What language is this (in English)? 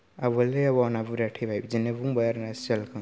Bodo